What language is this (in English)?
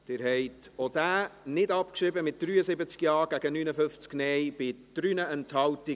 Swiss German